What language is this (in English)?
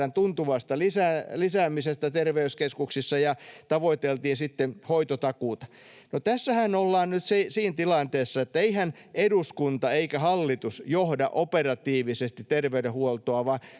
Finnish